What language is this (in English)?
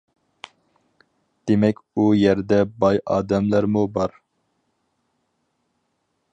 Uyghur